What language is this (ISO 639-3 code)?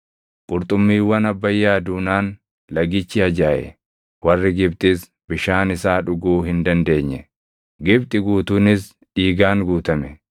orm